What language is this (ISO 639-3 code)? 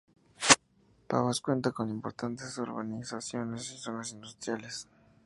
spa